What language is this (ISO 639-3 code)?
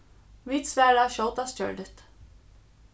fao